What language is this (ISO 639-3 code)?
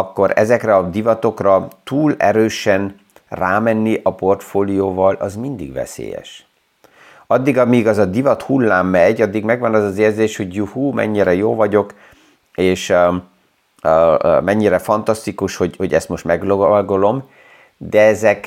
hun